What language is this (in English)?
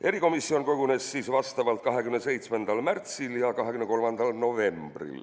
Estonian